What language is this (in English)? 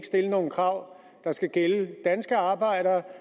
Danish